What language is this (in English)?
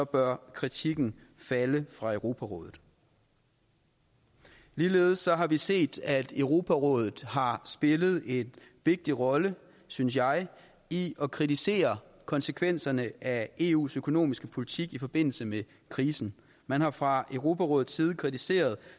Danish